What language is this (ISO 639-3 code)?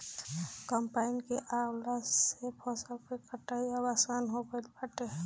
bho